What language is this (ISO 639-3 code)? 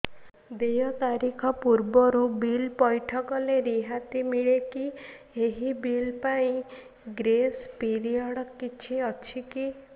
ori